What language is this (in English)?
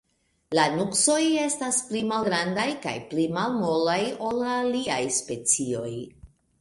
Esperanto